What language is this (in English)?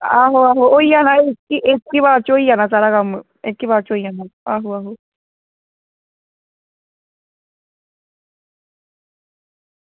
Dogri